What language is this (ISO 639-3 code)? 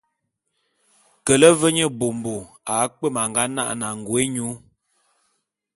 bum